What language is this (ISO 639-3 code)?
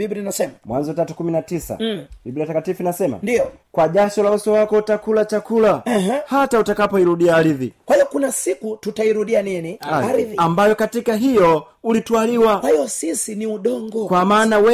swa